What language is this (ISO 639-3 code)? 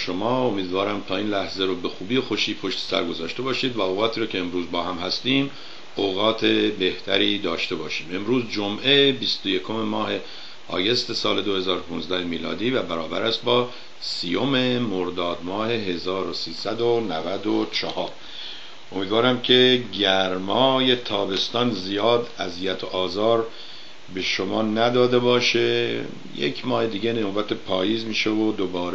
fas